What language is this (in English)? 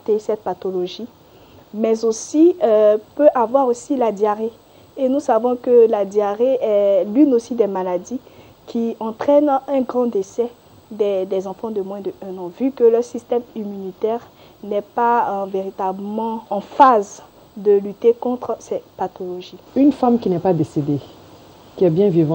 French